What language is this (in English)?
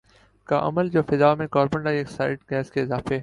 Urdu